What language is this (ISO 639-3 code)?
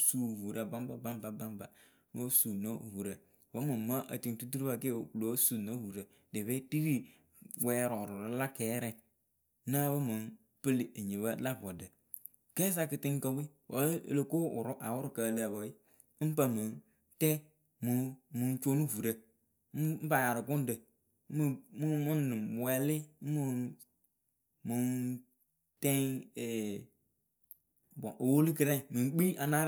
keu